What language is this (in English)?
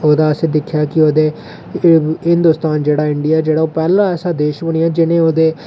Dogri